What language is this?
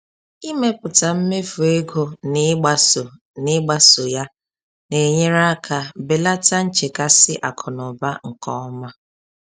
Igbo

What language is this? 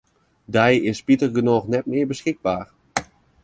Western Frisian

